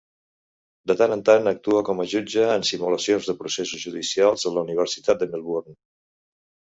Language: Catalan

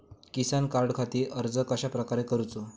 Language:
Marathi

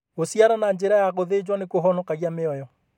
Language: Kikuyu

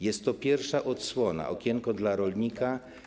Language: Polish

